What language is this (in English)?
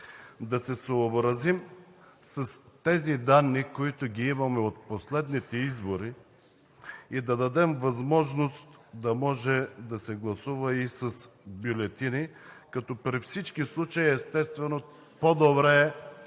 Bulgarian